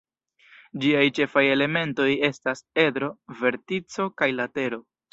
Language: Esperanto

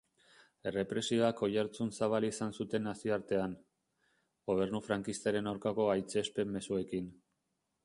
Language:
Basque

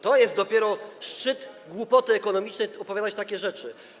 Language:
Polish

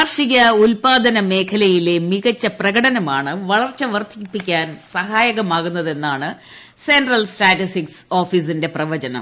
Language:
Malayalam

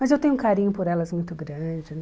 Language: Portuguese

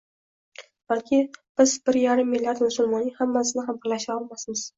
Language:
Uzbek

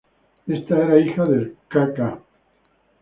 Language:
Spanish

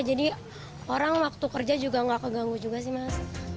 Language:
Indonesian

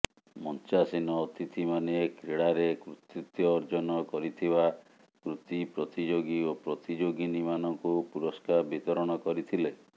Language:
Odia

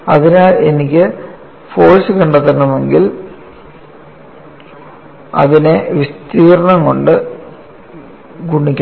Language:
Malayalam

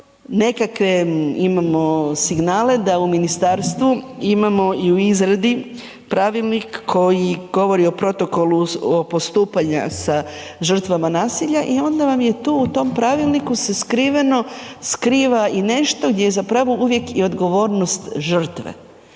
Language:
Croatian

